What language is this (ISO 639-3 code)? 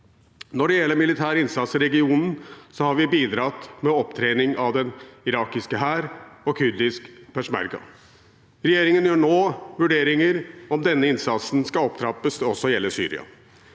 nor